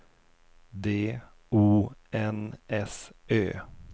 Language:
Swedish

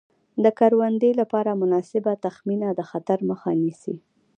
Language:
Pashto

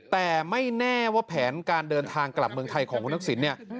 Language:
Thai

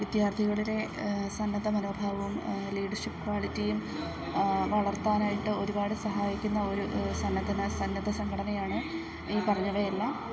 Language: Malayalam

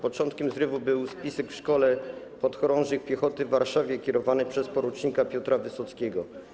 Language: Polish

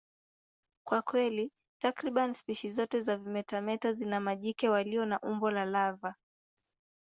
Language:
Swahili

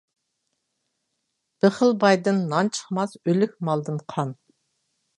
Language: Uyghur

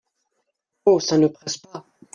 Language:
French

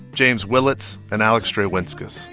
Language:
English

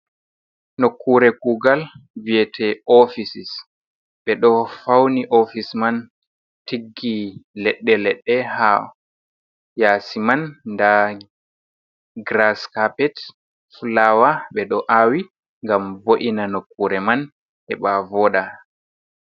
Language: Fula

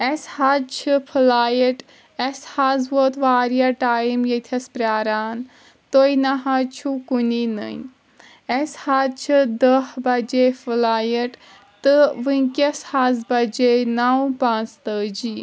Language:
Kashmiri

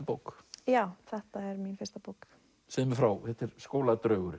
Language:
Icelandic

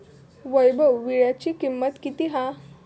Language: Marathi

